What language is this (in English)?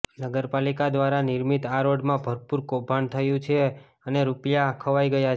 Gujarati